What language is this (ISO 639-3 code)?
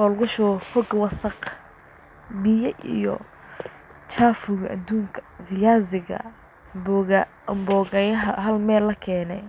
som